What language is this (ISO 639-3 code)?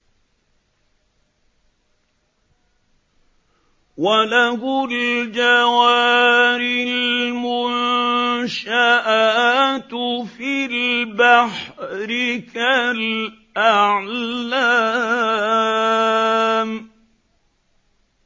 ara